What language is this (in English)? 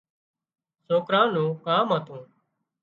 Wadiyara Koli